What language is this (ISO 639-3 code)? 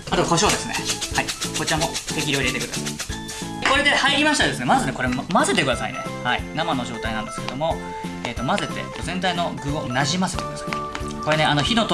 jpn